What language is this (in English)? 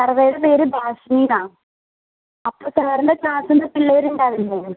Malayalam